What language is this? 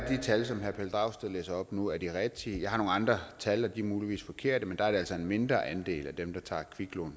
Danish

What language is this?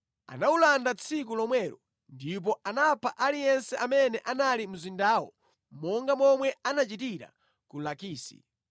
Nyanja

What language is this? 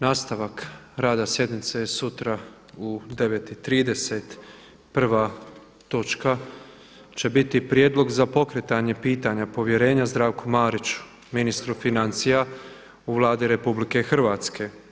Croatian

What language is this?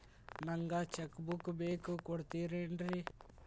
Kannada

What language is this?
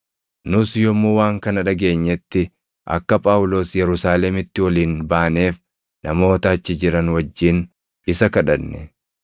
Oromo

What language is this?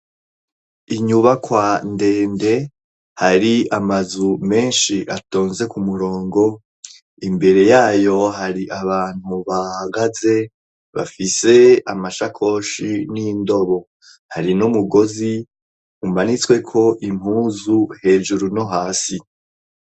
Rundi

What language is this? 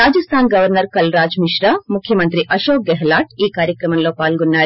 Telugu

